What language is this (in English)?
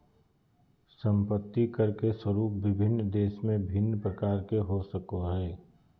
Magahi